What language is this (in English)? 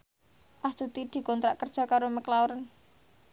Javanese